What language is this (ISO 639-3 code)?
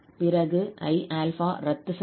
tam